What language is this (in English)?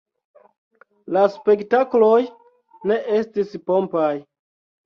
Esperanto